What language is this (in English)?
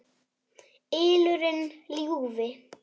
Icelandic